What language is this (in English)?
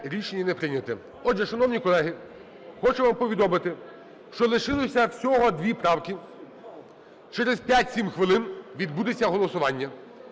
Ukrainian